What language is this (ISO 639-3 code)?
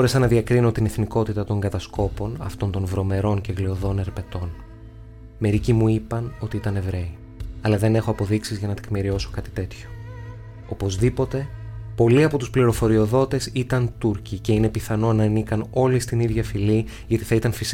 ell